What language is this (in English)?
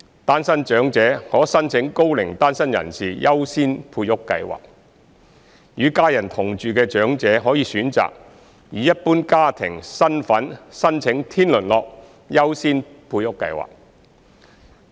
Cantonese